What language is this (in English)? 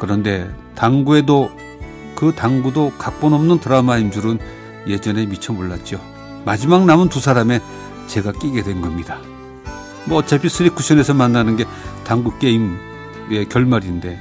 Korean